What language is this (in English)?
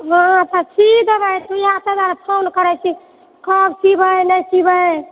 Maithili